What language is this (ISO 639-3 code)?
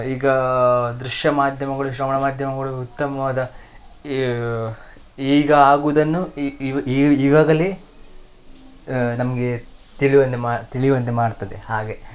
kan